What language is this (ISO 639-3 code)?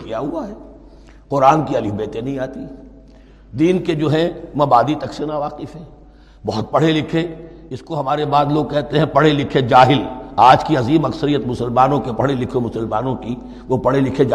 urd